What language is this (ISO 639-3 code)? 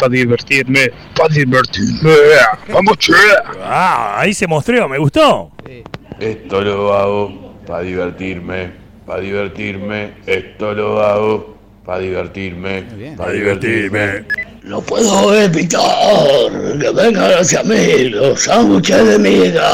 spa